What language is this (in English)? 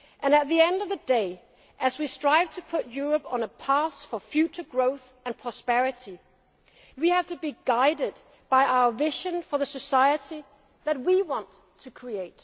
English